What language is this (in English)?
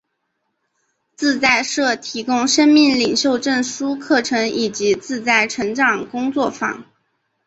Chinese